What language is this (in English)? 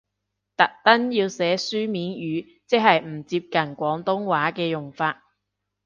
Cantonese